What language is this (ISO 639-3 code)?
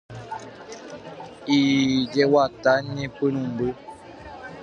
grn